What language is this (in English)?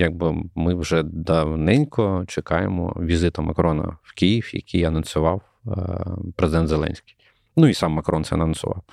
Ukrainian